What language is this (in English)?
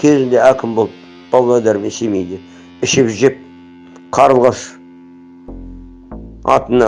Kazakh